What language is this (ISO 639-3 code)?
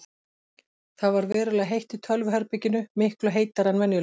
isl